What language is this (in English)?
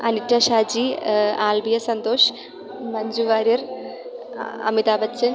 Malayalam